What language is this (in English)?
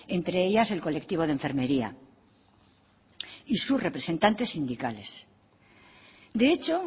Spanish